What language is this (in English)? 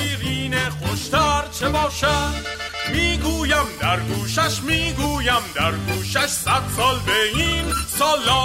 Persian